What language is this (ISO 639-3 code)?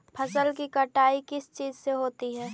mag